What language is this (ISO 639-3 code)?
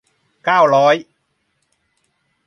tha